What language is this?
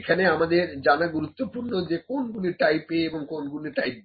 Bangla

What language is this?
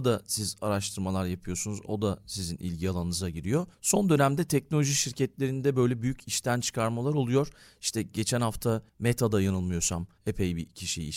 Turkish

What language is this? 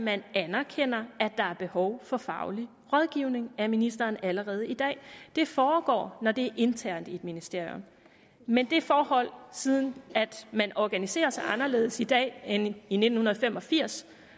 Danish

